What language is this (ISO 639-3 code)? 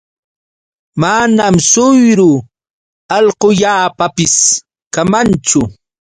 qux